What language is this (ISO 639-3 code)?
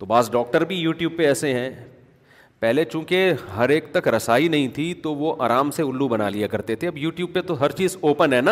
urd